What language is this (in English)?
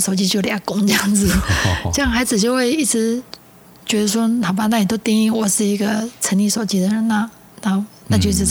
Chinese